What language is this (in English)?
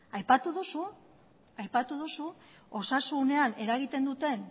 Basque